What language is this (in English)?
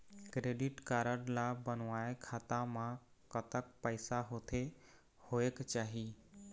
Chhattisgarhi